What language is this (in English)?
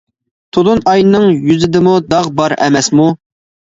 Uyghur